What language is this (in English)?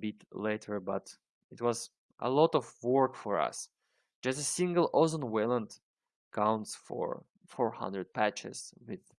English